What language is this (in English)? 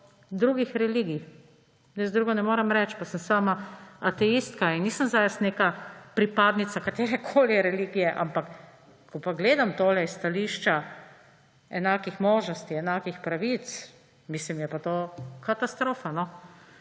Slovenian